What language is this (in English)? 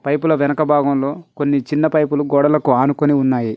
Telugu